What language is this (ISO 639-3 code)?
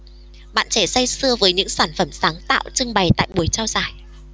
vie